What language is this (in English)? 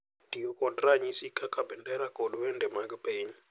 Luo (Kenya and Tanzania)